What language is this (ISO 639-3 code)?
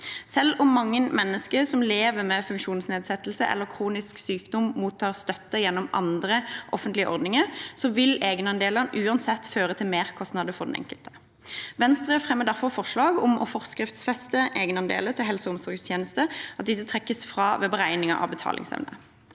nor